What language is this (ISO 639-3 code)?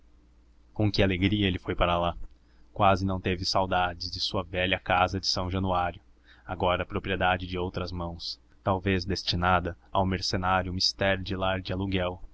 por